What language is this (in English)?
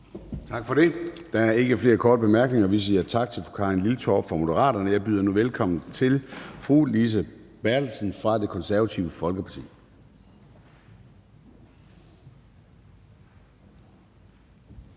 Danish